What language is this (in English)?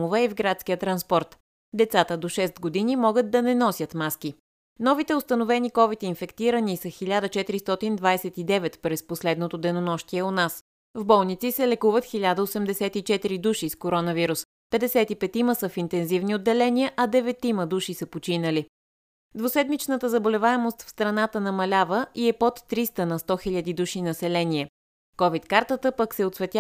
Bulgarian